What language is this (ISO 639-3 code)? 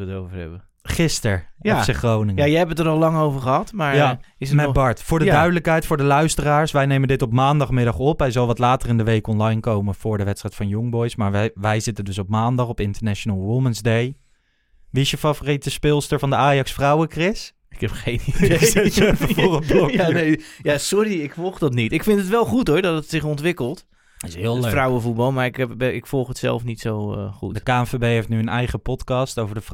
nld